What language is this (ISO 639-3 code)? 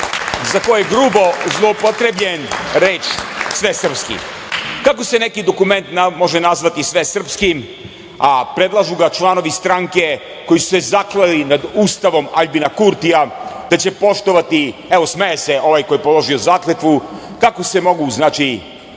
srp